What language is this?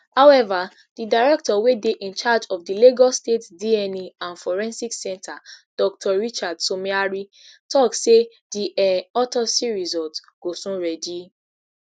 Nigerian Pidgin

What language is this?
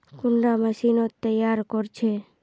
Magahi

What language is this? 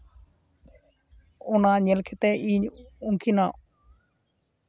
Santali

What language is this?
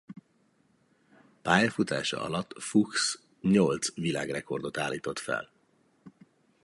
Hungarian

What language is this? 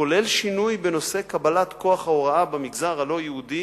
Hebrew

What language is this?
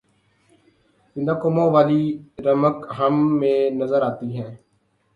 Urdu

